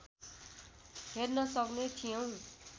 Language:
Nepali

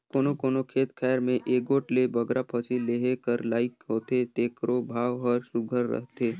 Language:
Chhattisgarhi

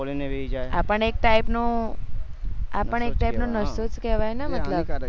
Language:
Gujarati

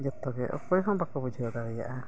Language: Santali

